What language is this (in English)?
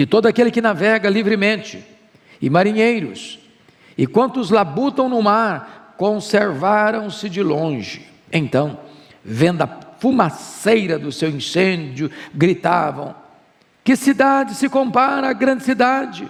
Portuguese